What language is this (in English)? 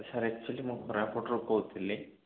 Odia